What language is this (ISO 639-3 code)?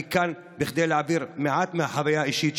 heb